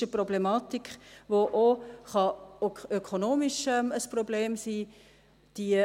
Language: Swiss German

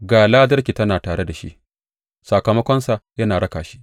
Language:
Hausa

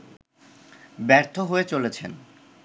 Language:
Bangla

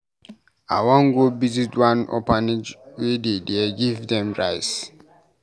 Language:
Nigerian Pidgin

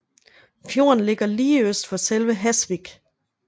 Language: Danish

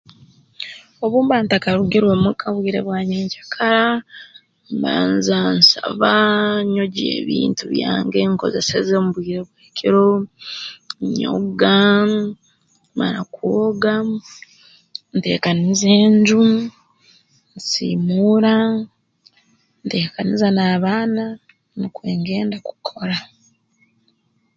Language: Tooro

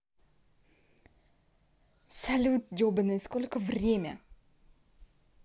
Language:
Russian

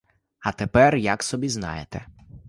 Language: Ukrainian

